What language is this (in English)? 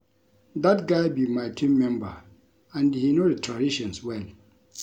Nigerian Pidgin